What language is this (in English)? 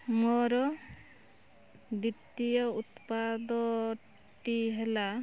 Odia